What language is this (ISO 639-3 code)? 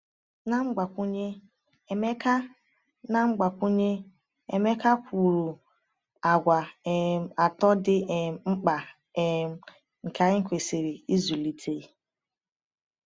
ibo